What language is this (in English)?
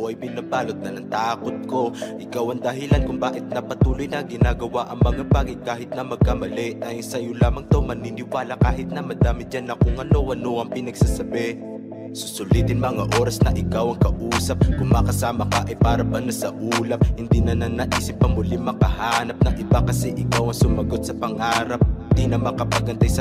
Filipino